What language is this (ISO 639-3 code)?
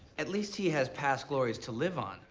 eng